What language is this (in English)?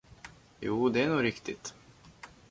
Swedish